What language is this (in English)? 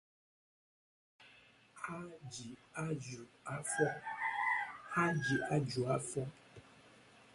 Igbo